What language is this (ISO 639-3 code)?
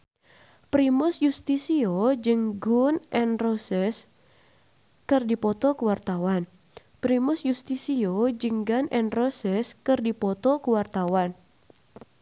sun